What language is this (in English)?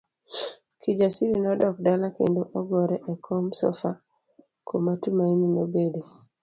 Luo (Kenya and Tanzania)